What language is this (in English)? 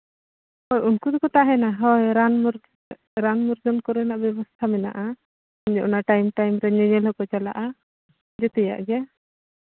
Santali